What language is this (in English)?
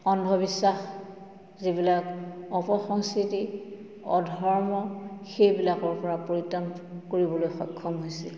Assamese